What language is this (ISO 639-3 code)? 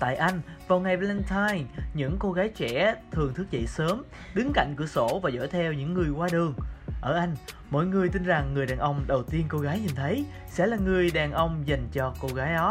vie